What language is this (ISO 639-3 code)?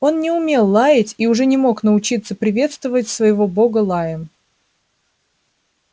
rus